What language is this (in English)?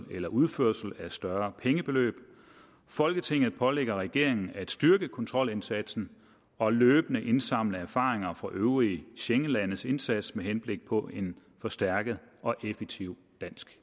Danish